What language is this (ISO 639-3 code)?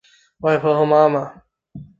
zho